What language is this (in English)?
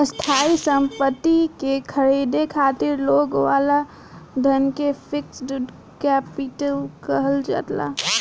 Bhojpuri